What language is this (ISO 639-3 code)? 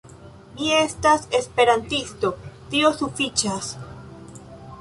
epo